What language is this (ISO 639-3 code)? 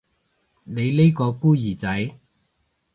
yue